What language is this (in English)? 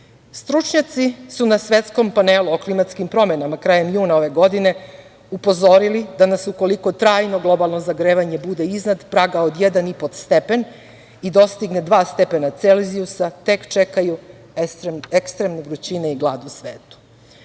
Serbian